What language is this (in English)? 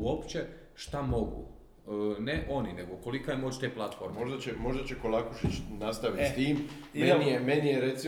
Croatian